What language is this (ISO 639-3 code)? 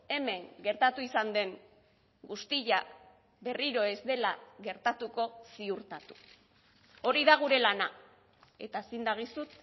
eus